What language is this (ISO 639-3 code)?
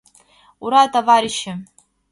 chm